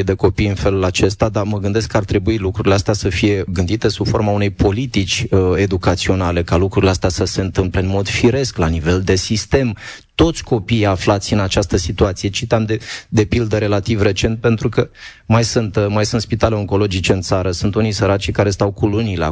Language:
Romanian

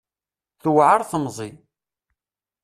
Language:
Kabyle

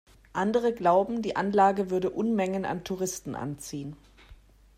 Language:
German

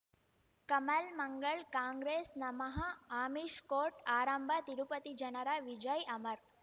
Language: Kannada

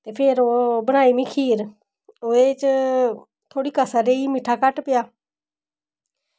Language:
Dogri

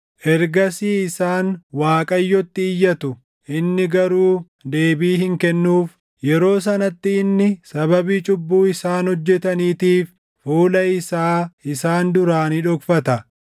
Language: Oromo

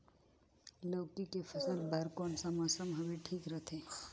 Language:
Chhattisgarhi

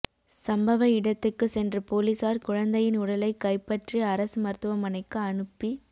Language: Tamil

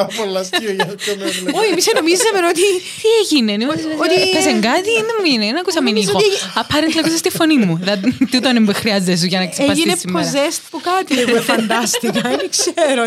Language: Greek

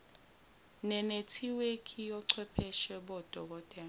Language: Zulu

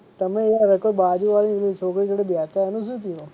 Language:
Gujarati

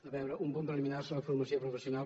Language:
Catalan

